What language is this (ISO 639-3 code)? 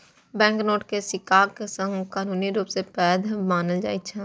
mai